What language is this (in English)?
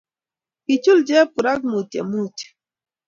Kalenjin